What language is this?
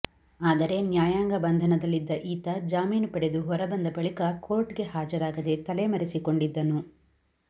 Kannada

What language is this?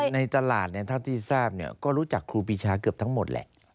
Thai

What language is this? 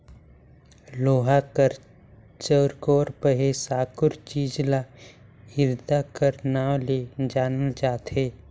Chhattisgarhi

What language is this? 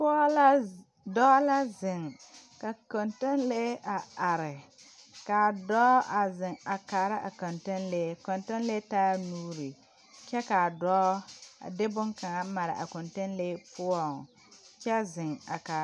Southern Dagaare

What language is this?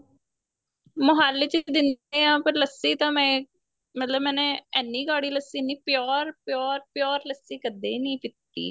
Punjabi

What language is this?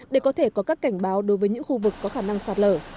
Vietnamese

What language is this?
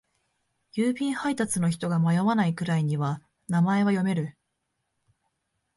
Japanese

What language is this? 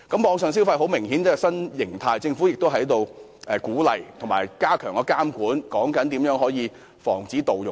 Cantonese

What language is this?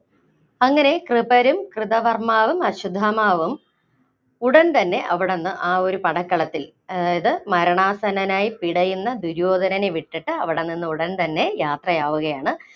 Malayalam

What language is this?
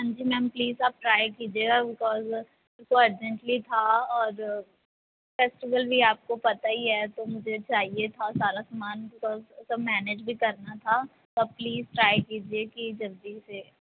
Punjabi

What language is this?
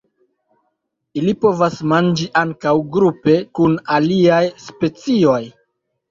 Esperanto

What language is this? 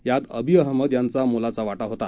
Marathi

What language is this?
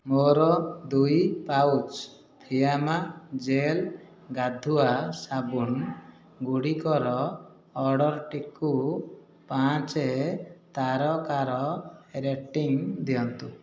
Odia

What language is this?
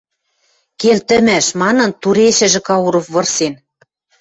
Western Mari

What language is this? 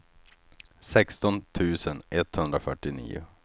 Swedish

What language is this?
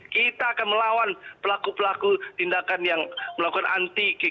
Indonesian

